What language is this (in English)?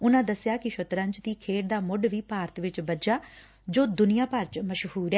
Punjabi